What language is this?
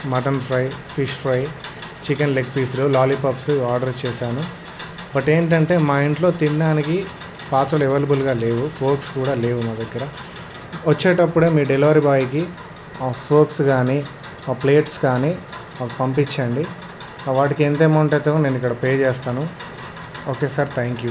Telugu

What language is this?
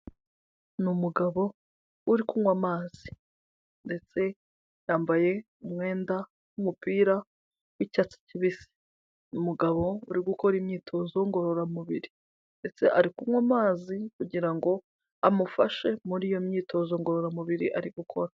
Kinyarwanda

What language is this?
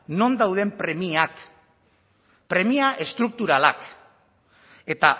Basque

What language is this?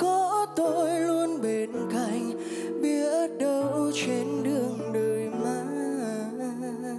Vietnamese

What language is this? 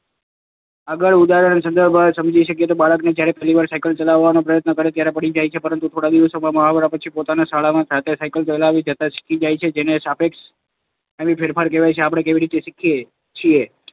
Gujarati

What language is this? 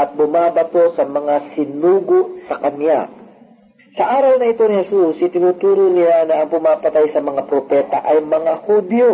Filipino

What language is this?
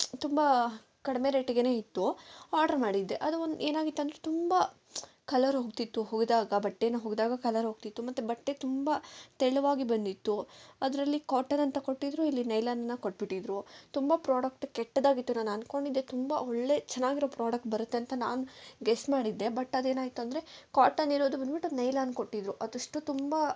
Kannada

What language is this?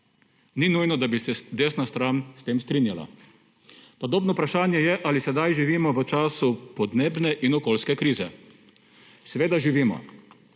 Slovenian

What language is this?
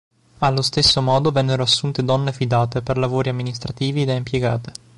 Italian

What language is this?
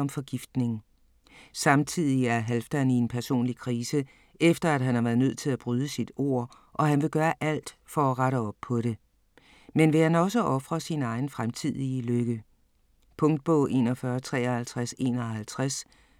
Danish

